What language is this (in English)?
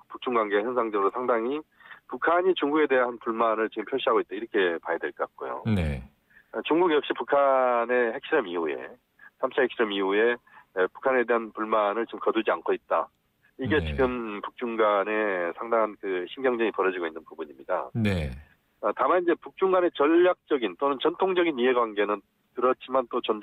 Korean